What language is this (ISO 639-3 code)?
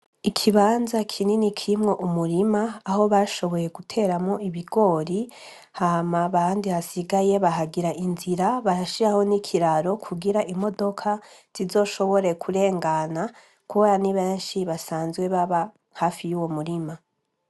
run